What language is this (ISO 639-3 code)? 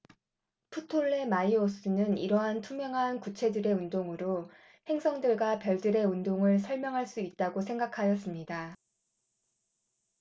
kor